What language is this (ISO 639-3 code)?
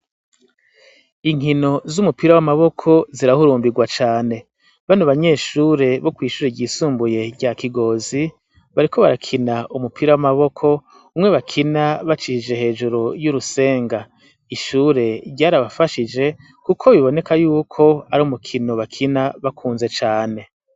run